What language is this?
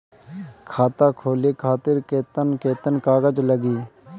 Bhojpuri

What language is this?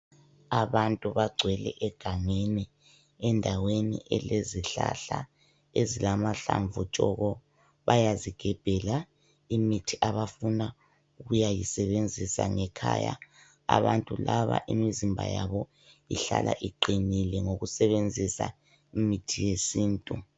North Ndebele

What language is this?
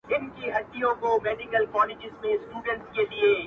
Pashto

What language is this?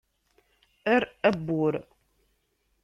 Kabyle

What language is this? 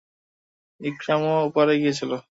Bangla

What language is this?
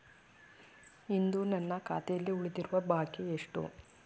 Kannada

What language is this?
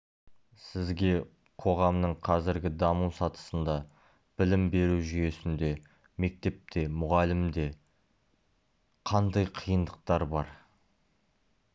Kazakh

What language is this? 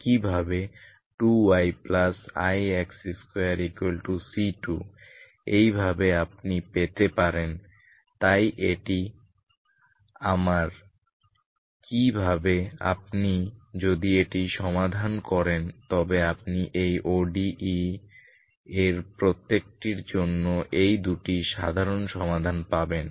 Bangla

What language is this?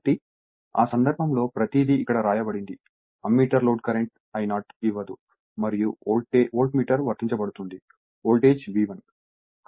Telugu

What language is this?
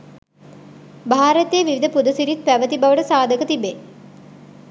Sinhala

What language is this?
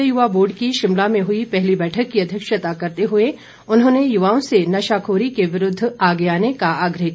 Hindi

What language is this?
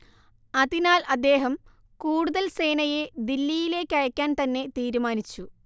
Malayalam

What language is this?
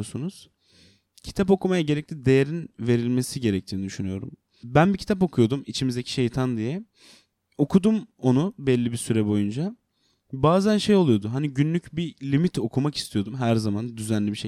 Turkish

